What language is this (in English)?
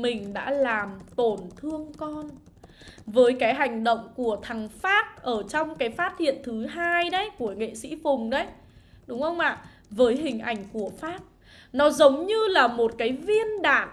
Vietnamese